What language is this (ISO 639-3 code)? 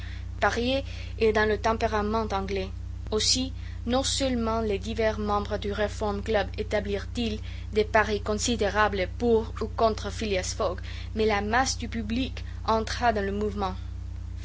fra